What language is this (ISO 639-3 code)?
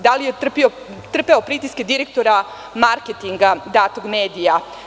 srp